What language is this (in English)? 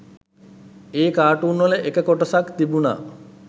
Sinhala